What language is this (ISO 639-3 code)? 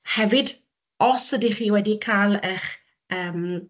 cym